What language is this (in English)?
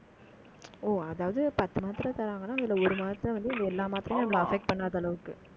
Tamil